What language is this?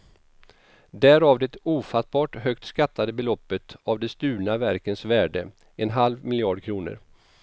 Swedish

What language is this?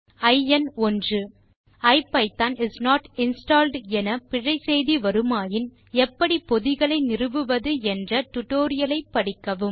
Tamil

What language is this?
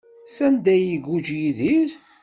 Kabyle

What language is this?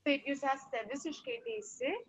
Lithuanian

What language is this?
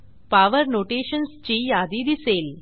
Marathi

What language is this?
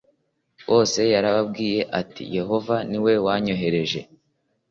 Kinyarwanda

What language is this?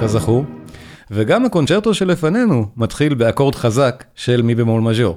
Hebrew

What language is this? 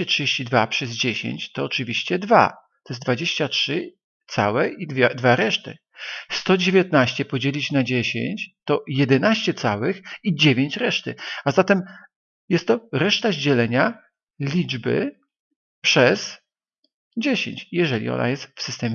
Polish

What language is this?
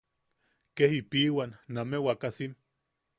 Yaqui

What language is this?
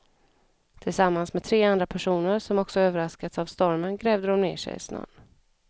Swedish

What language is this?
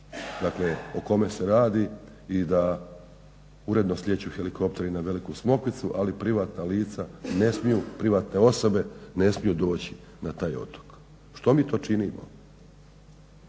Croatian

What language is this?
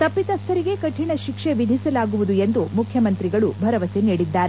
Kannada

